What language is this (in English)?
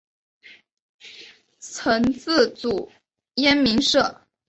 Chinese